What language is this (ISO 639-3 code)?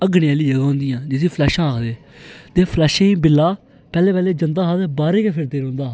doi